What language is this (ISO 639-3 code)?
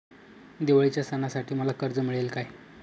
mar